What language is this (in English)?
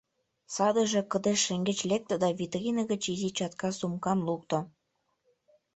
Mari